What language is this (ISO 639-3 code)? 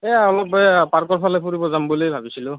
asm